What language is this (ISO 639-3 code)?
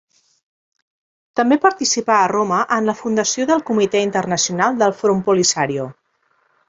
cat